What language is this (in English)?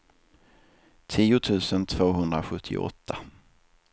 Swedish